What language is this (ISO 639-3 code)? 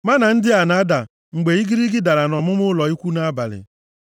ibo